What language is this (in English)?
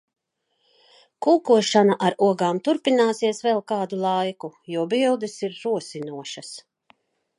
Latvian